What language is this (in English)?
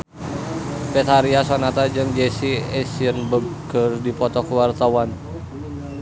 Sundanese